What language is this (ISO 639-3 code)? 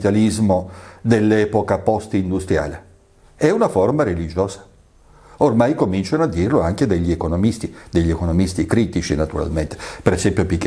ita